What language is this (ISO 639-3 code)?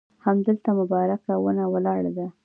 pus